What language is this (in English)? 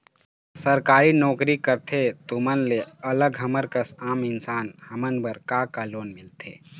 Chhattisgarhi